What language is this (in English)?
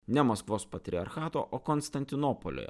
Lithuanian